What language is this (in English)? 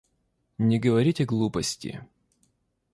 Russian